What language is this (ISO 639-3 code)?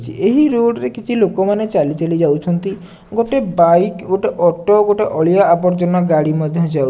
ori